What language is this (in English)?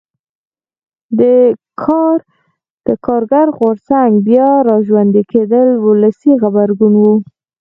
Pashto